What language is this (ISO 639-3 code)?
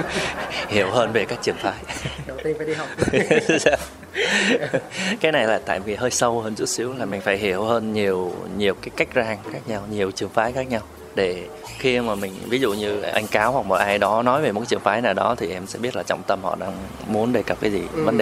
vie